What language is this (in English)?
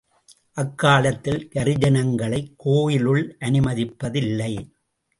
Tamil